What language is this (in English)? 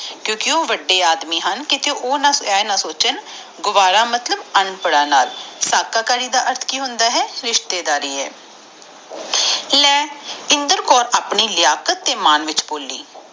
Punjabi